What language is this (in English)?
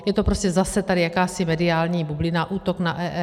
Czech